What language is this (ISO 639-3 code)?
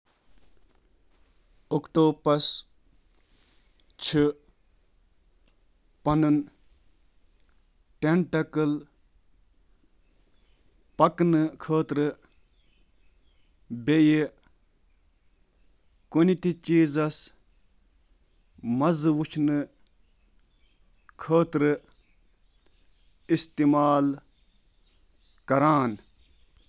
kas